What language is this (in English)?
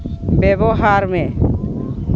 Santali